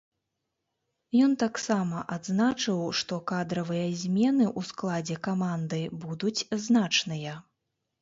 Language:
Belarusian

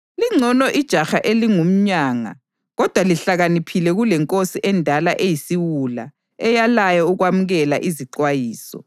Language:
North Ndebele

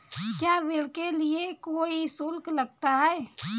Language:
Hindi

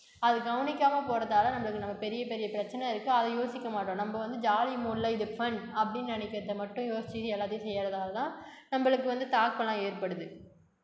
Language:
Tamil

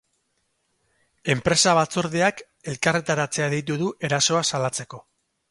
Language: Basque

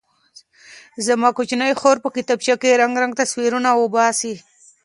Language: Pashto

